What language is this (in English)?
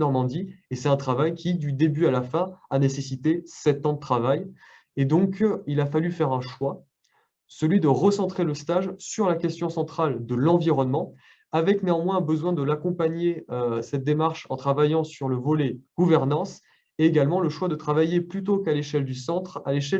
French